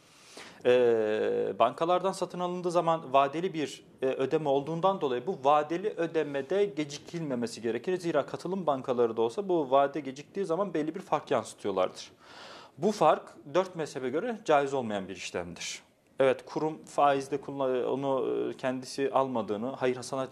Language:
Turkish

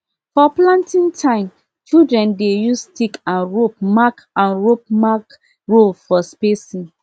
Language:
Nigerian Pidgin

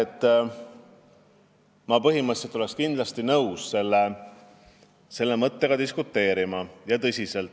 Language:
Estonian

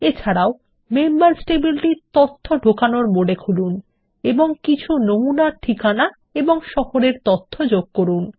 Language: Bangla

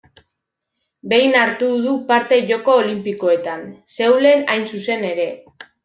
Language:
Basque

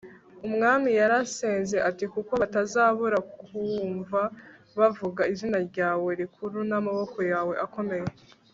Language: Kinyarwanda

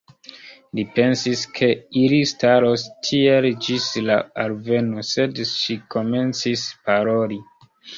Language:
Esperanto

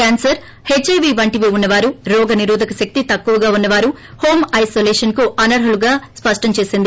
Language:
Telugu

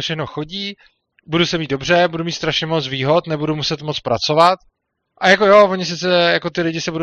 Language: Czech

